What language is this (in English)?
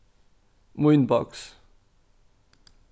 Faroese